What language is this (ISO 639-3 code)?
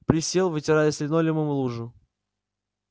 rus